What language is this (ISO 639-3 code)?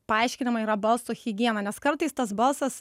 lit